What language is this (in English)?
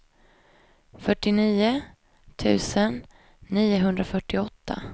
Swedish